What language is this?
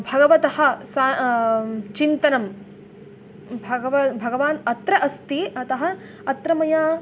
Sanskrit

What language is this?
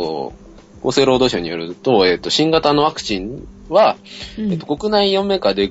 Japanese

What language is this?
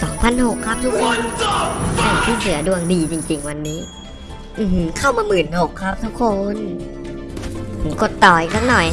Thai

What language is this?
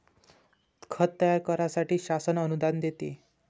Marathi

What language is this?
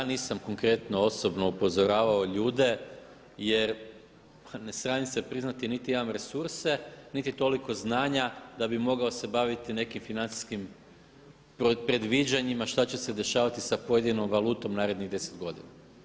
Croatian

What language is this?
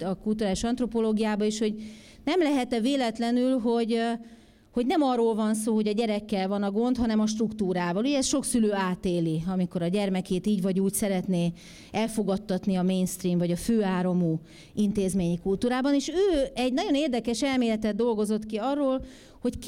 Hungarian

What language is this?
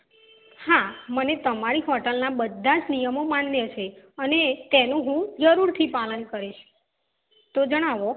Gujarati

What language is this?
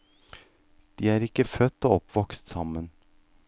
Norwegian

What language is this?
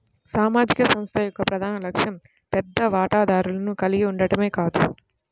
Telugu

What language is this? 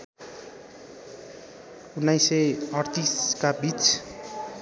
Nepali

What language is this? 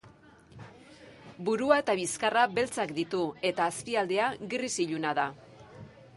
Basque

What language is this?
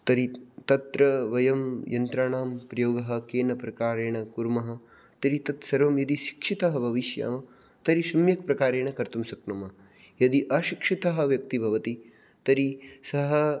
Sanskrit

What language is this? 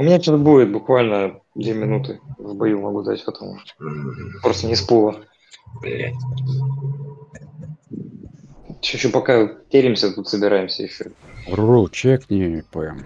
Russian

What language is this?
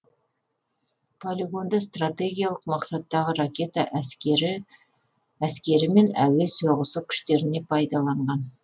Kazakh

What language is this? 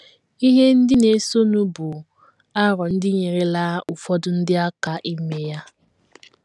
Igbo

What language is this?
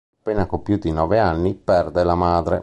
Italian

